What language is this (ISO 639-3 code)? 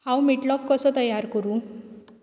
kok